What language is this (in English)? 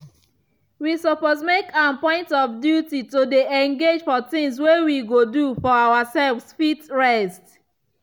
Nigerian Pidgin